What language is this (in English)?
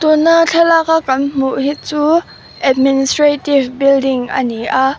Mizo